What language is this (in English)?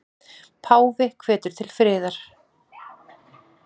Icelandic